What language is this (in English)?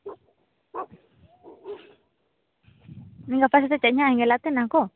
Santali